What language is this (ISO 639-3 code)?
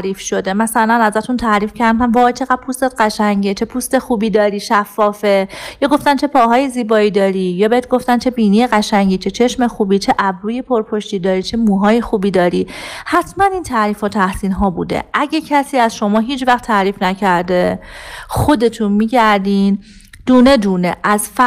fas